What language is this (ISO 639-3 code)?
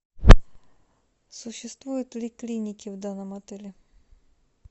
rus